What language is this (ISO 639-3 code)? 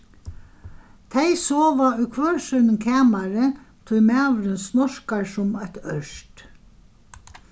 fao